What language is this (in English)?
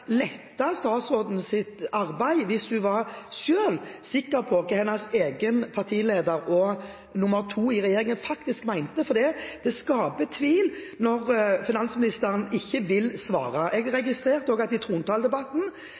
Norwegian Bokmål